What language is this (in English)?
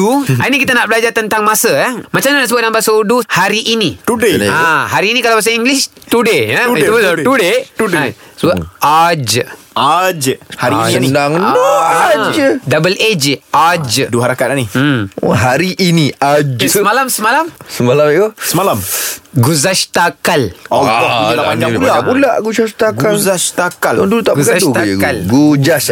Malay